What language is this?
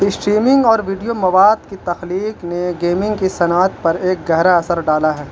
Urdu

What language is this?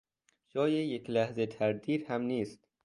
Persian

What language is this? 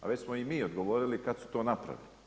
Croatian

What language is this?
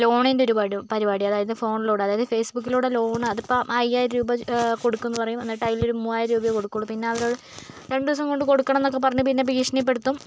Malayalam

